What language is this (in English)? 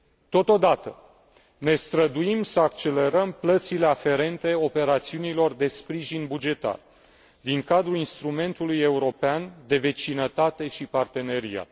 Romanian